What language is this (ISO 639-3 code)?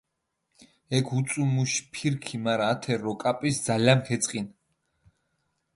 xmf